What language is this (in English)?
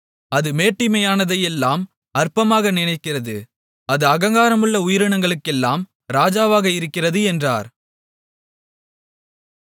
Tamil